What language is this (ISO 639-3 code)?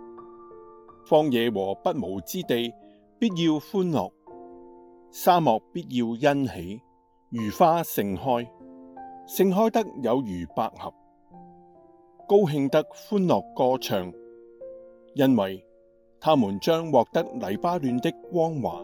zho